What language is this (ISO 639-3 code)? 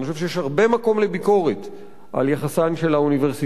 heb